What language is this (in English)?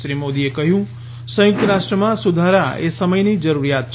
Gujarati